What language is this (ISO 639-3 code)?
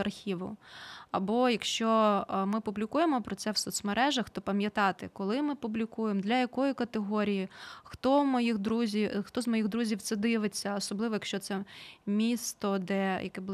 ukr